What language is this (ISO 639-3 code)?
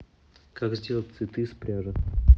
rus